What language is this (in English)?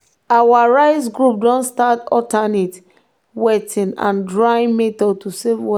Nigerian Pidgin